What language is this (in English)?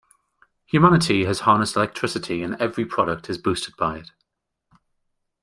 English